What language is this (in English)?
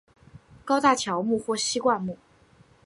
Chinese